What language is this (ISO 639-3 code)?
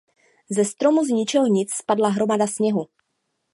ces